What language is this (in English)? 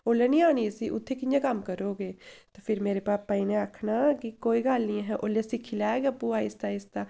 Dogri